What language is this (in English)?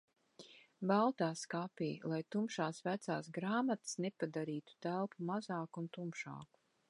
Latvian